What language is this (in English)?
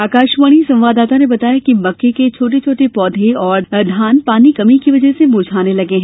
Hindi